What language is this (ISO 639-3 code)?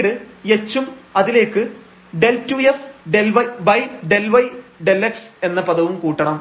mal